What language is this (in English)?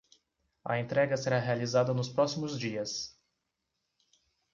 Portuguese